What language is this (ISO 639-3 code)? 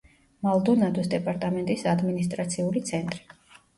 kat